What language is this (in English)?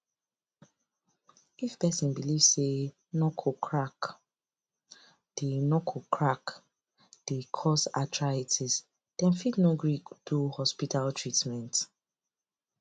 Nigerian Pidgin